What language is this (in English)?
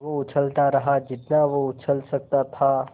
Hindi